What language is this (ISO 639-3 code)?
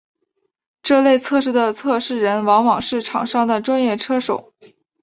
zho